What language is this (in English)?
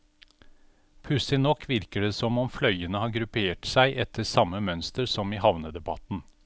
Norwegian